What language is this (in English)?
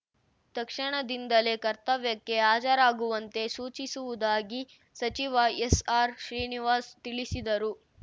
Kannada